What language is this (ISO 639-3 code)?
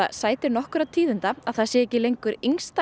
isl